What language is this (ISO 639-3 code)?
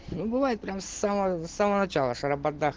rus